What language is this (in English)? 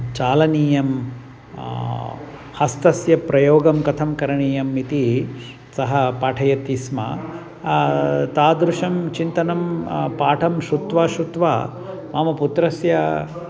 Sanskrit